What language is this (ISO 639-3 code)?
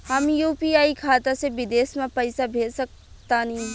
bho